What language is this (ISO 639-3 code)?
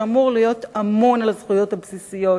heb